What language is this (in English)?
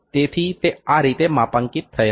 Gujarati